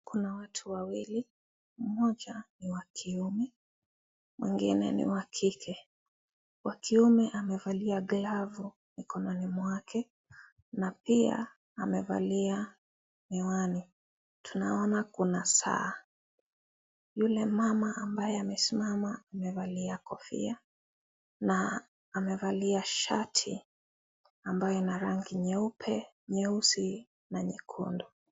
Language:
Swahili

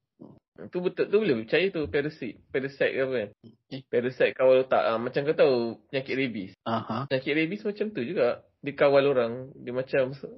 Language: Malay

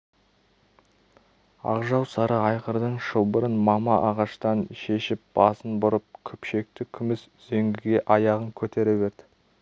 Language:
Kazakh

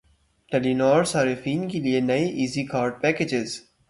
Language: Urdu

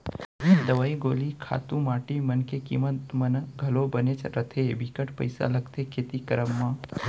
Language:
Chhattisgarhi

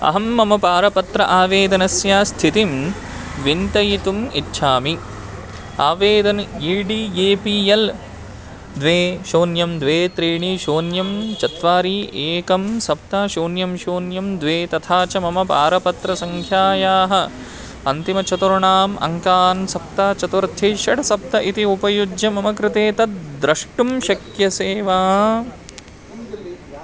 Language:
Sanskrit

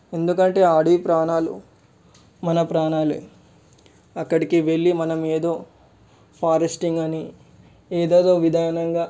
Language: Telugu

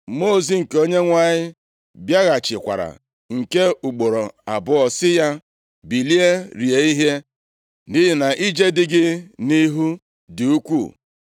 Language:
Igbo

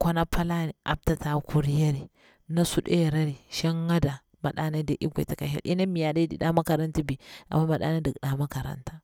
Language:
Bura-Pabir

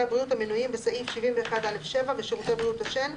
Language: Hebrew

